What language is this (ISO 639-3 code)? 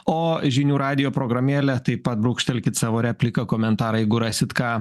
lit